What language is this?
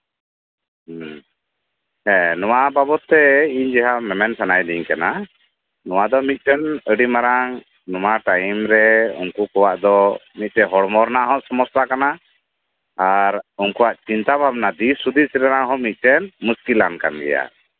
Santali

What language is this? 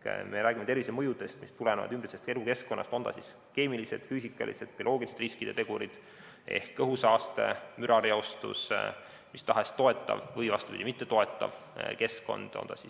Estonian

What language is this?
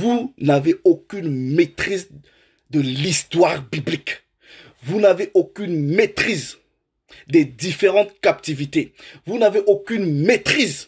French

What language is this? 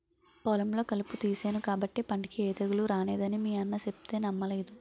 Telugu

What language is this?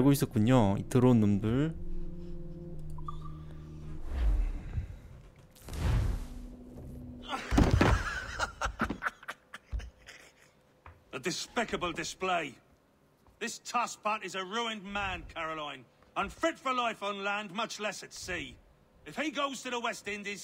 Korean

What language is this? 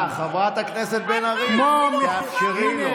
Hebrew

